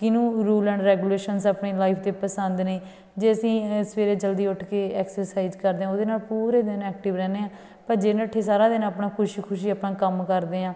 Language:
Punjabi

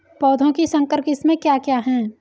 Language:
Hindi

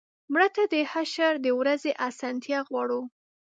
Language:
Pashto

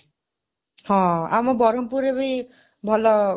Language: Odia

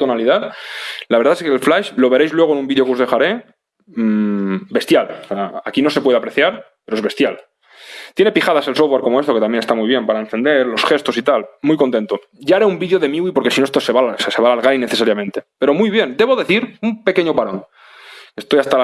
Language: Spanish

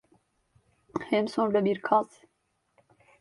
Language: Turkish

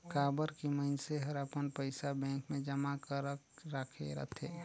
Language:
Chhattisgarhi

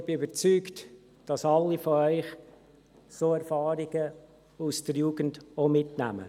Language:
Swiss German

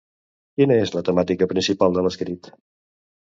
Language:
Catalan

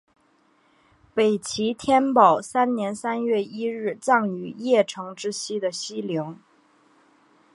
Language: Chinese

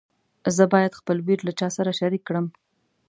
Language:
Pashto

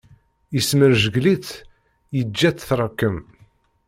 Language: Kabyle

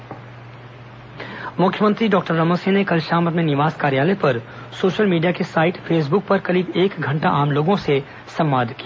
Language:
Hindi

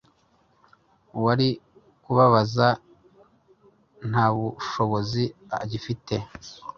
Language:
Kinyarwanda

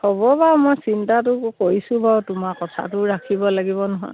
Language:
Assamese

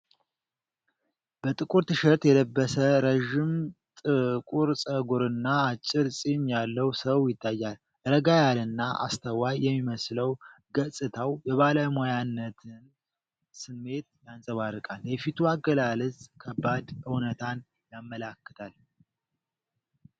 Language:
Amharic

